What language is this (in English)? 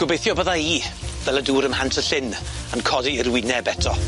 Welsh